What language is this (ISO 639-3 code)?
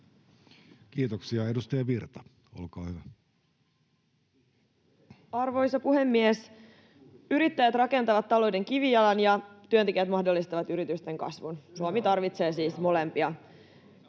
fin